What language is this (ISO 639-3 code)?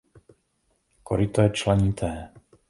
ces